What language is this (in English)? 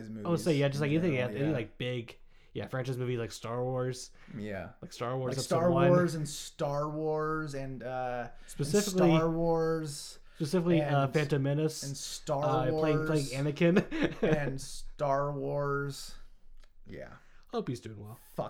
English